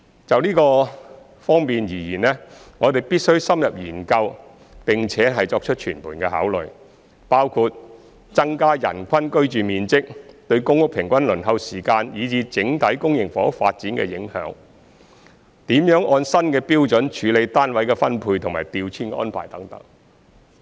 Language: Cantonese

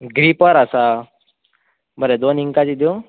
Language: Konkani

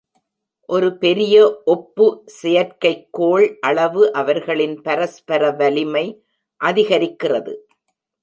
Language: Tamil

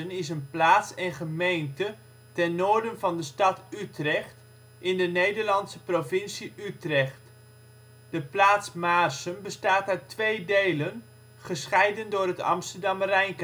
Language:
Dutch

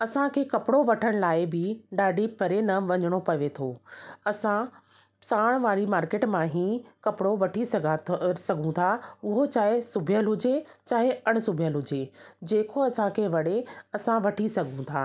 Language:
Sindhi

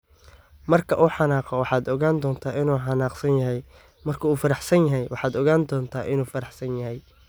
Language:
Somali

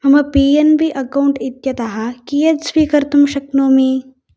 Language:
Sanskrit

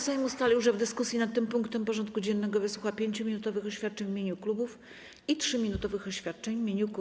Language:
Polish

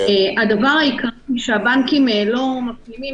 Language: Hebrew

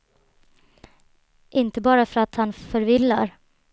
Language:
Swedish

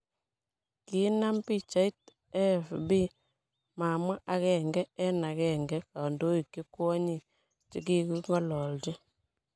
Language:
Kalenjin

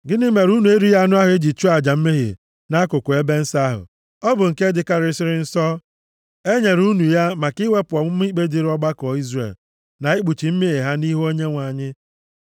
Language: Igbo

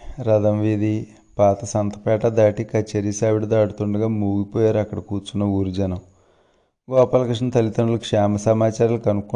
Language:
Telugu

